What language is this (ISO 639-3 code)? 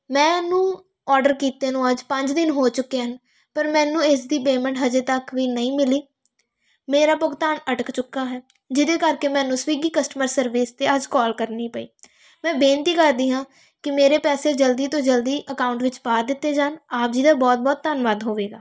pan